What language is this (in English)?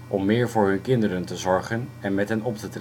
Dutch